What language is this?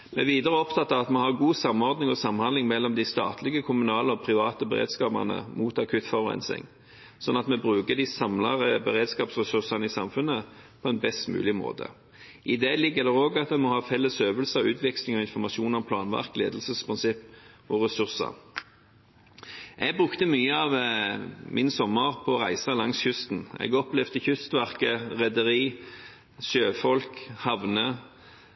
Norwegian Bokmål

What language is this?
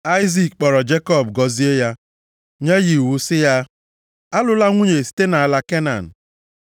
Igbo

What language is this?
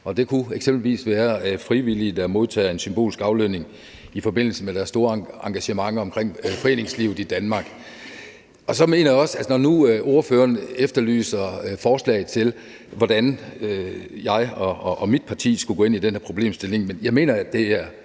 Danish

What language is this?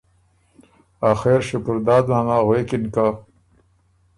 Ormuri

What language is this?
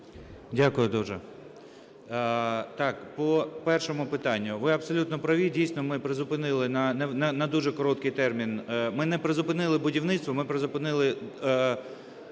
Ukrainian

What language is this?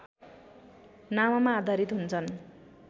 Nepali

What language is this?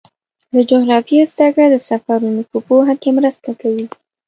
Pashto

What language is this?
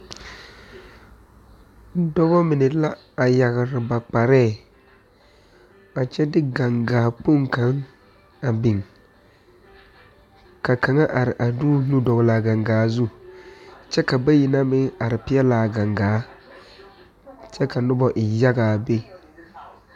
Southern Dagaare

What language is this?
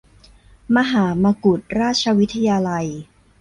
Thai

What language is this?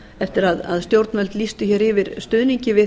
Icelandic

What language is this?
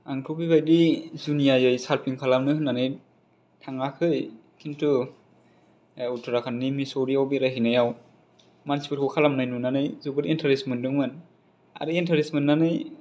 Bodo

